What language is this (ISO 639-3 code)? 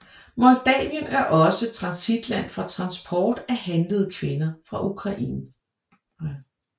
dan